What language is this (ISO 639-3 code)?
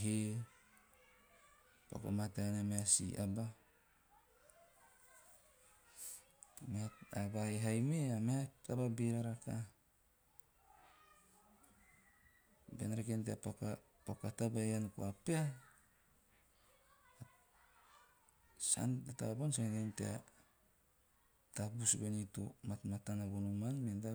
tio